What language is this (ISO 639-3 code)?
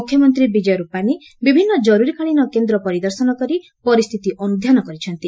ori